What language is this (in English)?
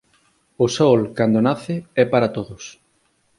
Galician